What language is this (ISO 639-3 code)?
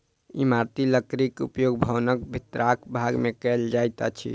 mai